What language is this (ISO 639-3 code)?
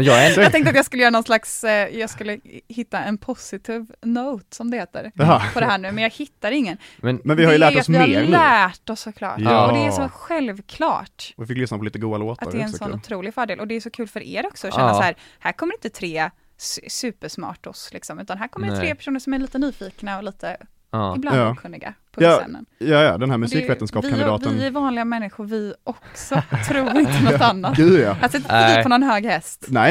swe